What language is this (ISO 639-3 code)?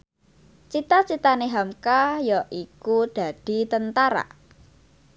jav